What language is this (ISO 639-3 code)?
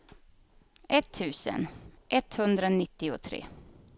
swe